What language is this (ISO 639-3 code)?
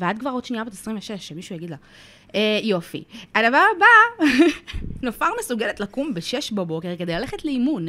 heb